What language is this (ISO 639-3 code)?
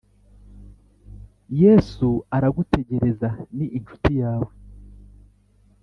kin